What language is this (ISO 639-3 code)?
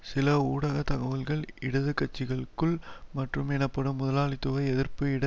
tam